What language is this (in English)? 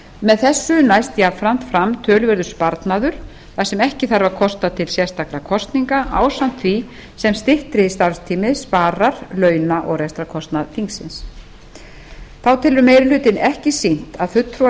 Icelandic